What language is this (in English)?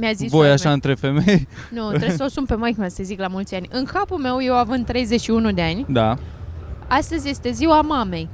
Romanian